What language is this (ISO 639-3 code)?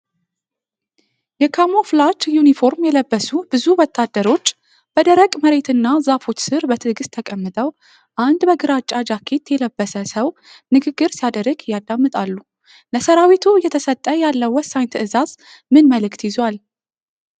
amh